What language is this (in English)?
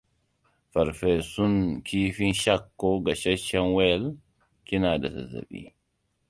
Hausa